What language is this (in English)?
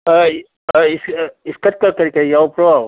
Manipuri